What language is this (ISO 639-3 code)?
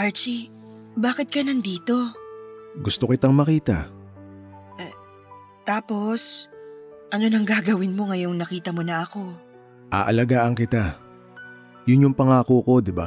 fil